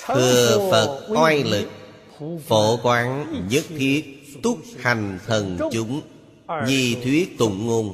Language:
Vietnamese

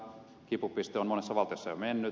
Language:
Finnish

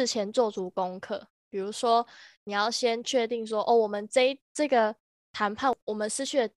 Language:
Chinese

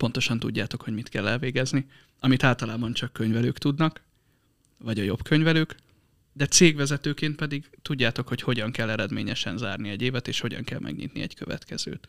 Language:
Hungarian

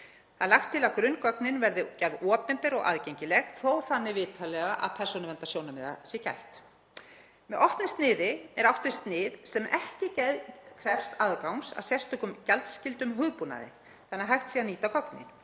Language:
Icelandic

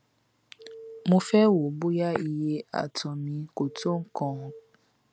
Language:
Yoruba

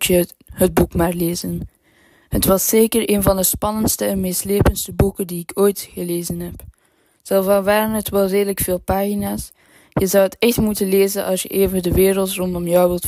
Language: Dutch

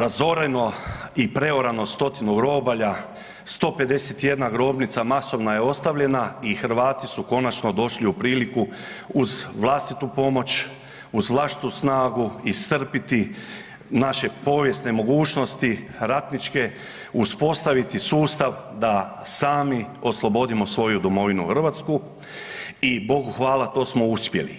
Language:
Croatian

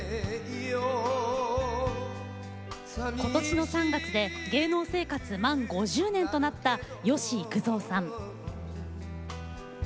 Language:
Japanese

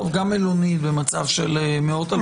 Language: Hebrew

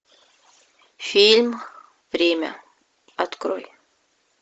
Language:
Russian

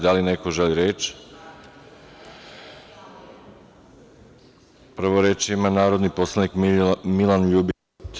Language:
Serbian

